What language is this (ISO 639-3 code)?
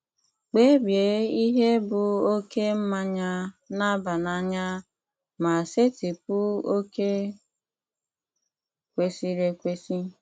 ibo